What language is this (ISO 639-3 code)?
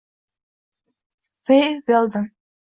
uzb